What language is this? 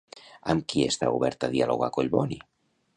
Catalan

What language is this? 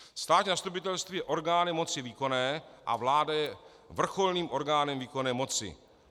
Czech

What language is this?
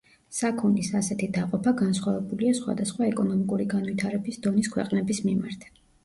Georgian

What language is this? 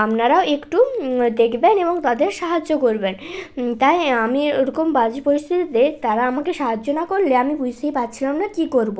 Bangla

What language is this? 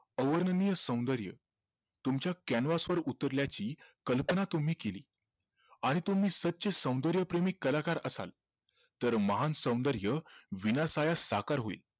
Marathi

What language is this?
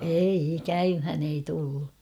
Finnish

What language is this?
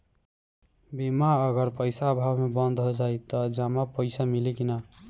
Bhojpuri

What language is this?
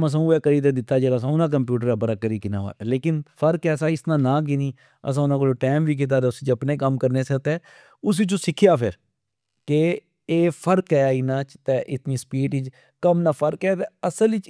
Pahari-Potwari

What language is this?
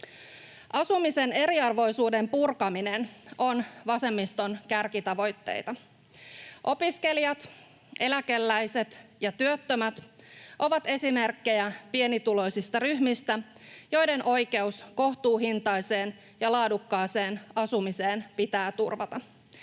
Finnish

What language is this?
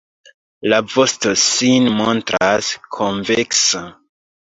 Esperanto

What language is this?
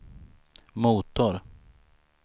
Swedish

